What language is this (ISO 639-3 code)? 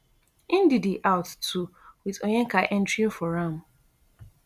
pcm